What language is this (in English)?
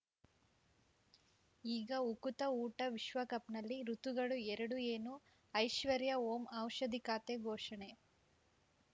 Kannada